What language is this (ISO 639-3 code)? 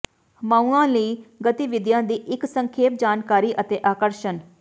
pan